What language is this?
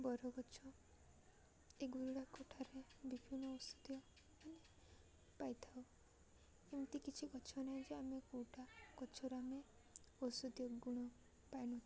Odia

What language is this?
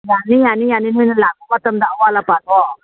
Manipuri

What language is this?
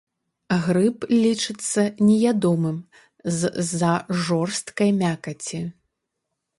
Belarusian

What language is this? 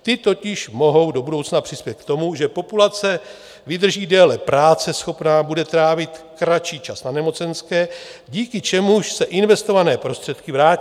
Czech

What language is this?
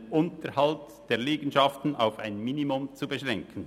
Swiss German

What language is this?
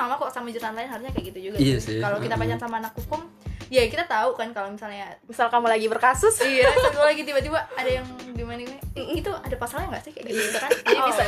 Indonesian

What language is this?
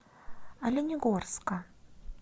Russian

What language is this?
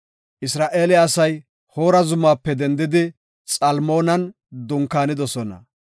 Gofa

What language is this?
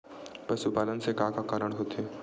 Chhattisgarhi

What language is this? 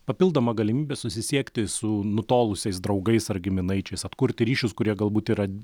Lithuanian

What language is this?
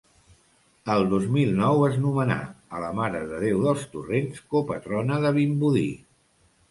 Catalan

